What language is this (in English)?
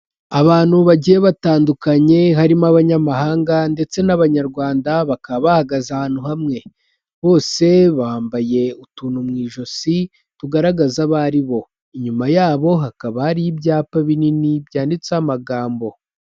Kinyarwanda